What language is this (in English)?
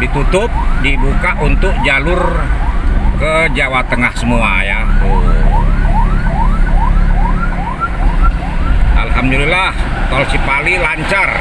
Indonesian